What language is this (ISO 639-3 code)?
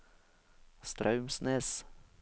nor